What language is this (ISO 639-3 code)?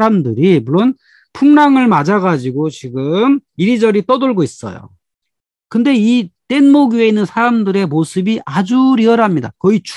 kor